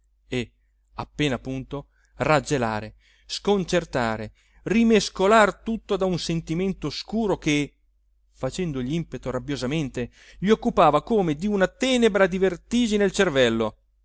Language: Italian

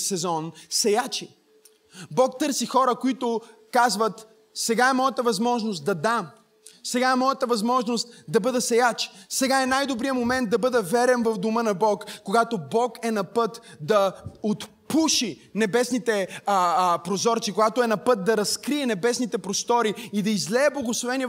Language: Bulgarian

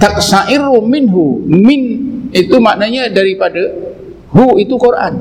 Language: Malay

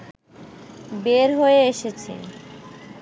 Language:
Bangla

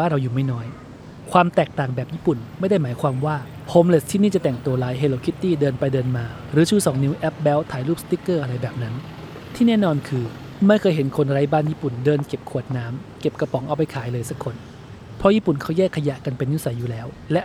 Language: Thai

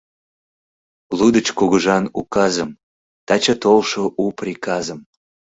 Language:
Mari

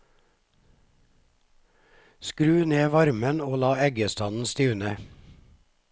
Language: Norwegian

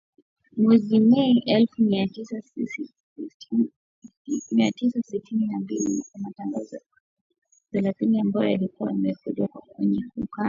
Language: Swahili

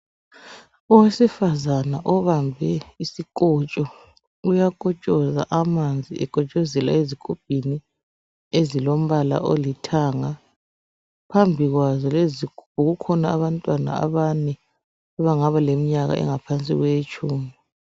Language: North Ndebele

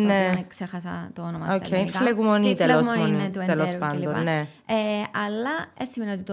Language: Greek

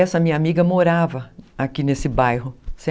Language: Portuguese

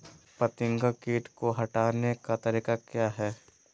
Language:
Magahi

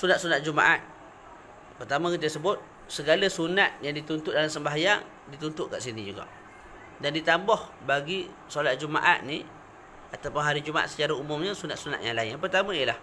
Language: Malay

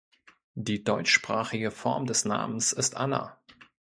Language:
German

